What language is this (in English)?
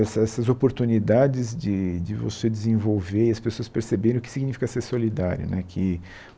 Portuguese